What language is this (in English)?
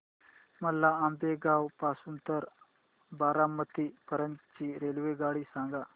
Marathi